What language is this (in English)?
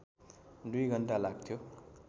Nepali